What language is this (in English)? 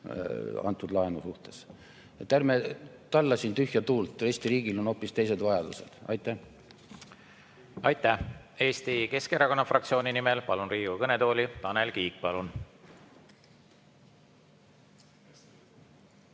Estonian